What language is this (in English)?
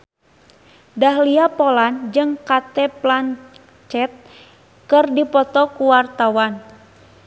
Sundanese